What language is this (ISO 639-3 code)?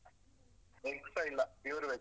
kan